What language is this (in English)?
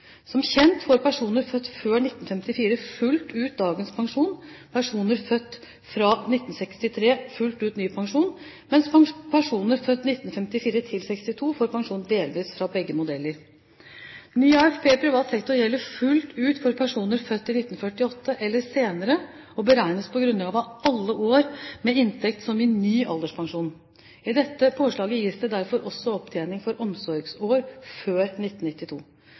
Norwegian Bokmål